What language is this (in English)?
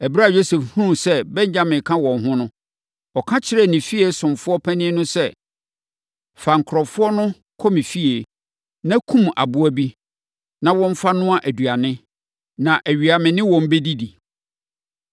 Akan